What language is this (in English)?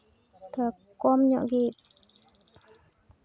Santali